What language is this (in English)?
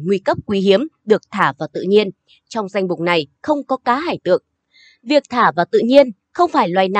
Vietnamese